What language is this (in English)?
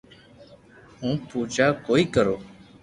Loarki